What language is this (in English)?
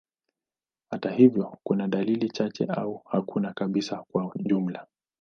Swahili